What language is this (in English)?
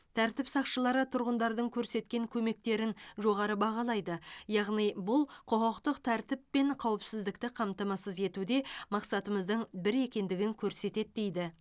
Kazakh